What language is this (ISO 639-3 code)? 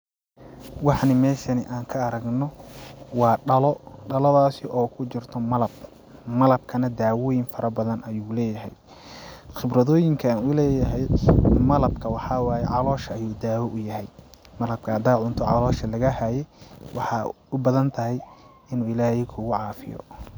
som